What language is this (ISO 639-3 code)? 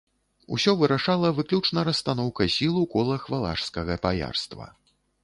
bel